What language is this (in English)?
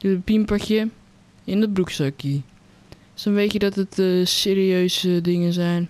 Dutch